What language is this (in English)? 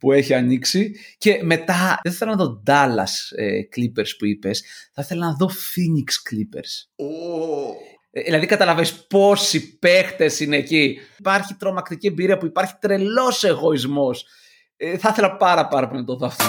Greek